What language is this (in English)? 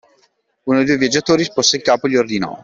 Italian